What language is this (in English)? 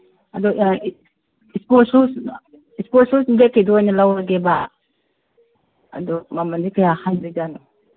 Manipuri